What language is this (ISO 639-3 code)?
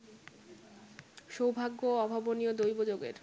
ben